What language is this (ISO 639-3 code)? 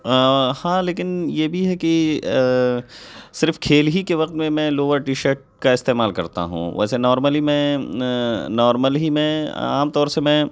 urd